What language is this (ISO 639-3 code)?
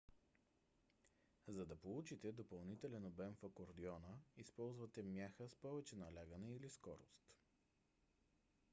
bul